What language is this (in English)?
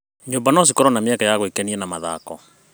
Kikuyu